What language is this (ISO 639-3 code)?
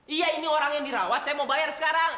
ind